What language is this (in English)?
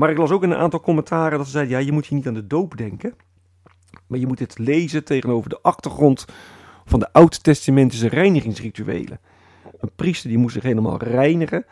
Dutch